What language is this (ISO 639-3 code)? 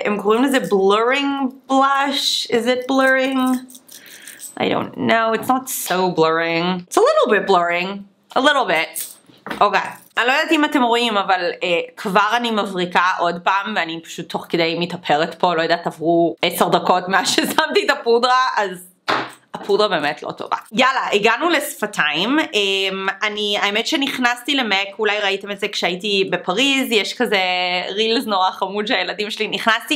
heb